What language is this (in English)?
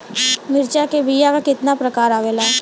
Bhojpuri